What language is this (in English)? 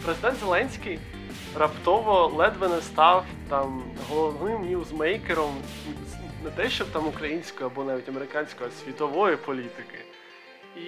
Ukrainian